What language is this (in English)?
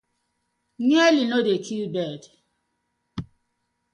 Nigerian Pidgin